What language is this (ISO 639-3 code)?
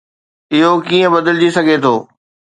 snd